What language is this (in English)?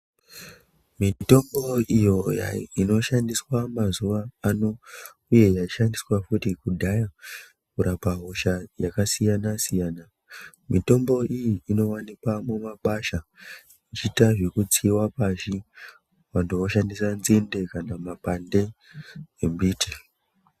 Ndau